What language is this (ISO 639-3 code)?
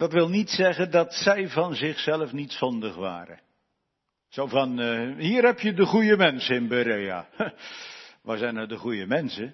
nld